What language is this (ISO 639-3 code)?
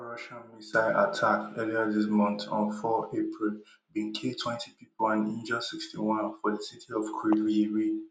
pcm